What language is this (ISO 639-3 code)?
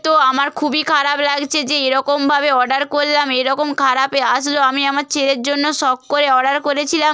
ben